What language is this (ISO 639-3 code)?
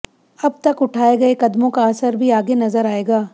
hin